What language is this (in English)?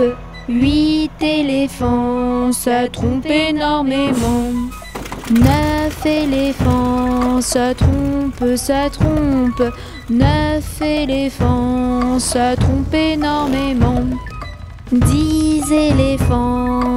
French